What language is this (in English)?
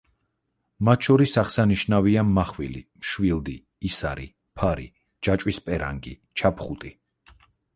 Georgian